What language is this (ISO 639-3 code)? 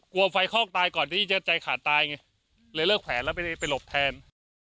tha